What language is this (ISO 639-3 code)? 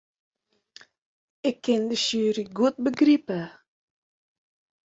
fry